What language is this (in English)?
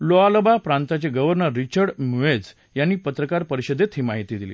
Marathi